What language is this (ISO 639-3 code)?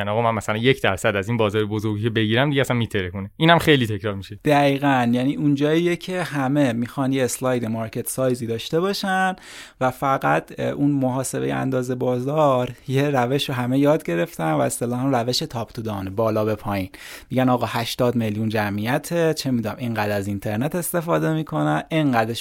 fas